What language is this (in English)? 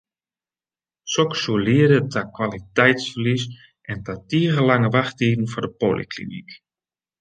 Western Frisian